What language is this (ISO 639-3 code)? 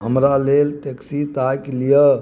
mai